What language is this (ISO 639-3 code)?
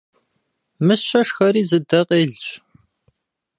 kbd